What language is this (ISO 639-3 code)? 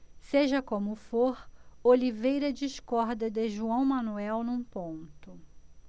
por